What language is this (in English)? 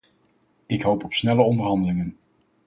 Dutch